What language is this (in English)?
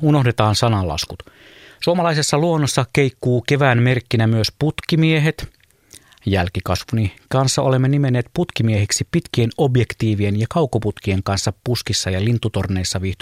Finnish